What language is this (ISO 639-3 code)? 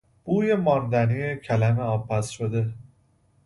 fas